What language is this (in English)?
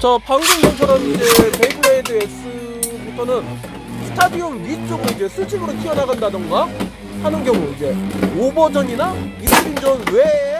Korean